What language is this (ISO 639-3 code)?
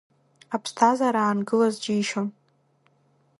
abk